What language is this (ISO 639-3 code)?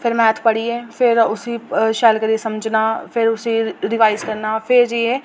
doi